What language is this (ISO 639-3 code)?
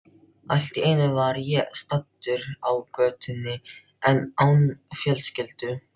isl